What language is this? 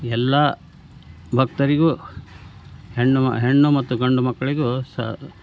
Kannada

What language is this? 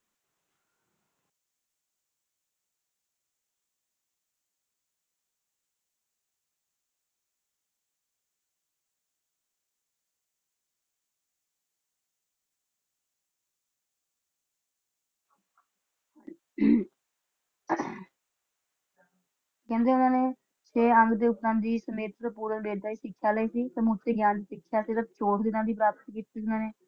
Punjabi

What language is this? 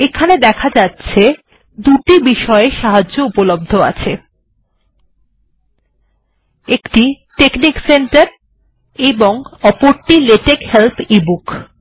Bangla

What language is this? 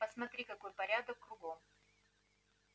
Russian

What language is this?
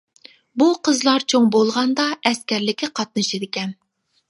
Uyghur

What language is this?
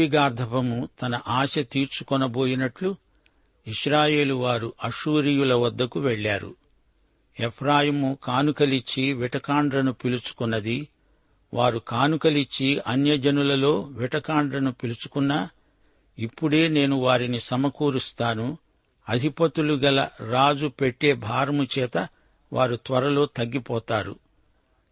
Telugu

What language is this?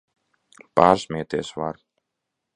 Latvian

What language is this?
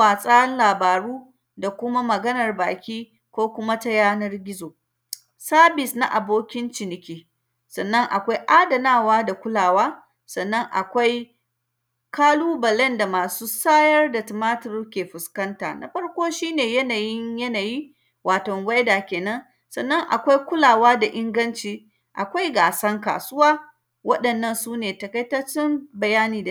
Hausa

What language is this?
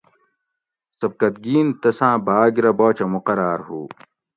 Gawri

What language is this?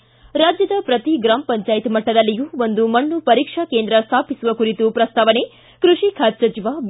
Kannada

